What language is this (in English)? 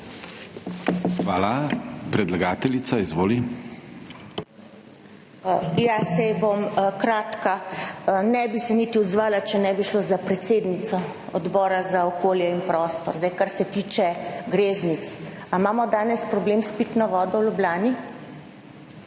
Slovenian